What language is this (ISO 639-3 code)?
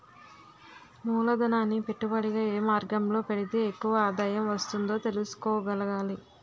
tel